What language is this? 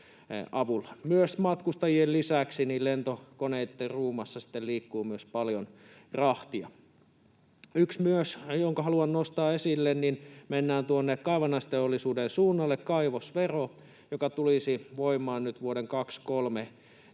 Finnish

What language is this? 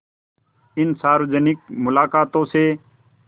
Hindi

